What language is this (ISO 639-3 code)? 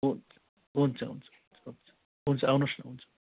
nep